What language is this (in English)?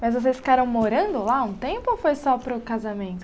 Portuguese